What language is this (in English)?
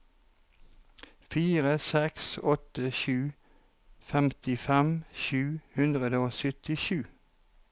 Norwegian